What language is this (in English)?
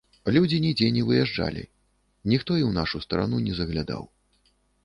Belarusian